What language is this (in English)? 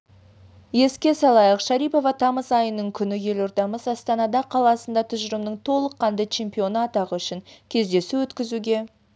Kazakh